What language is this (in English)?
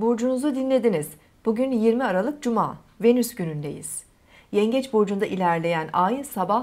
Turkish